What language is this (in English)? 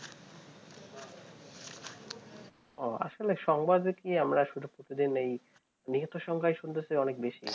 Bangla